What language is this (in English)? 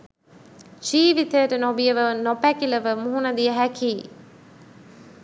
Sinhala